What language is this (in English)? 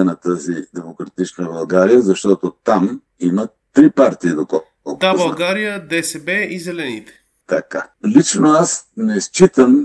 Bulgarian